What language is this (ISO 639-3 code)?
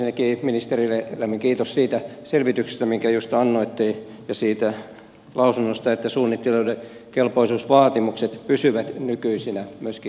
fin